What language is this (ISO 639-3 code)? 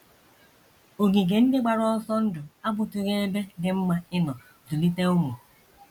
ibo